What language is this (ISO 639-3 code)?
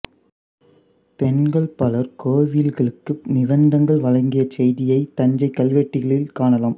tam